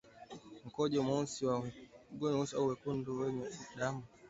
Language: Swahili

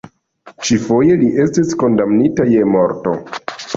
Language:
Esperanto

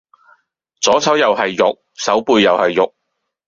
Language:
Cantonese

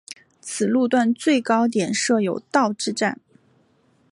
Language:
Chinese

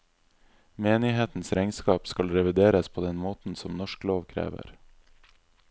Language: Norwegian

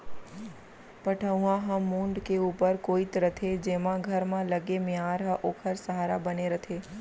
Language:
Chhattisgarhi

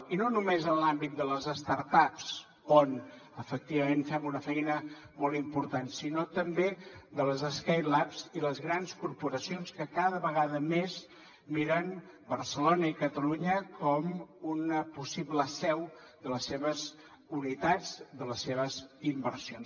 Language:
Catalan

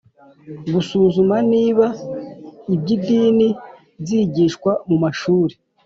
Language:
Kinyarwanda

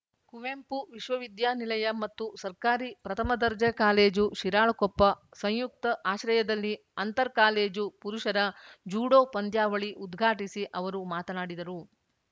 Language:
Kannada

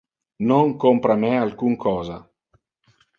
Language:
Interlingua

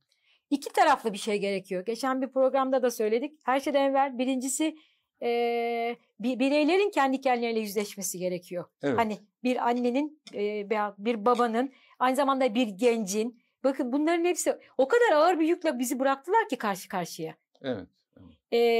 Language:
Turkish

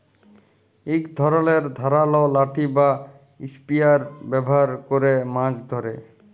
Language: Bangla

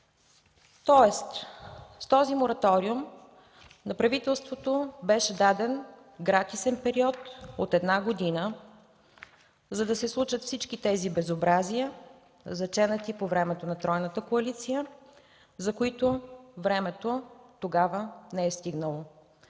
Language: Bulgarian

